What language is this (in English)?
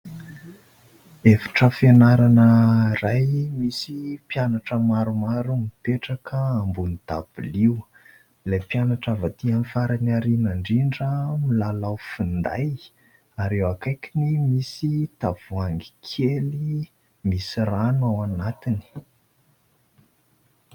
Malagasy